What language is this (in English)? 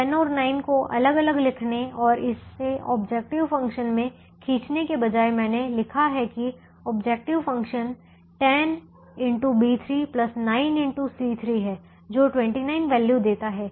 Hindi